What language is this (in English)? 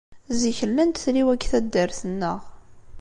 Kabyle